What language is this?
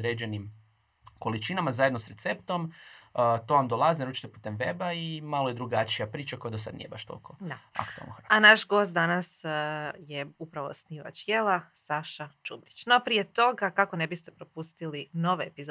Croatian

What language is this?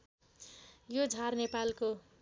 Nepali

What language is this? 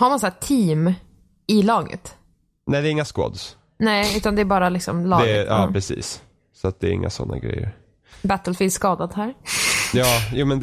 Swedish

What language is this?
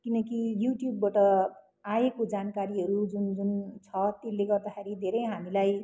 Nepali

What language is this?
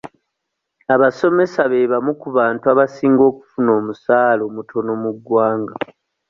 Ganda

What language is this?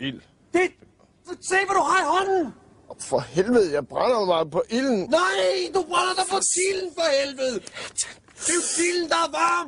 Danish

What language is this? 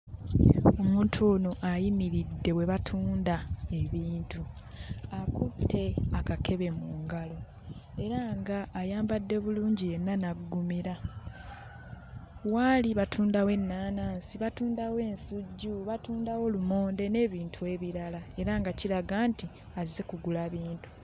Ganda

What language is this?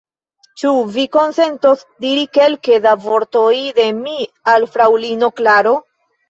Esperanto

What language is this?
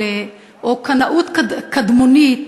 Hebrew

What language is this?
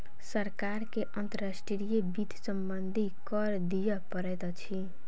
Maithili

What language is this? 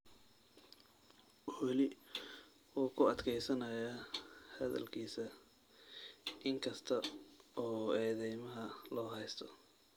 Somali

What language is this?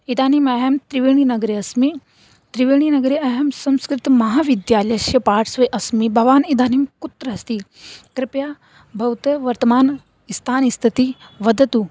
Sanskrit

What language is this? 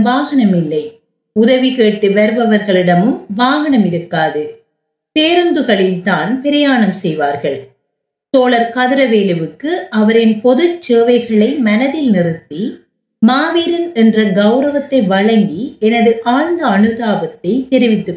Tamil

